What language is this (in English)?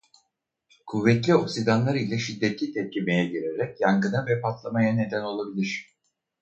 Turkish